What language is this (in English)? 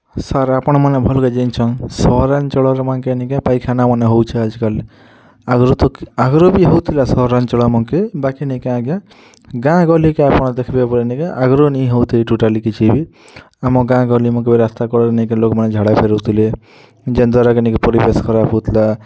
Odia